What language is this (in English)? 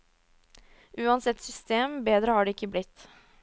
Norwegian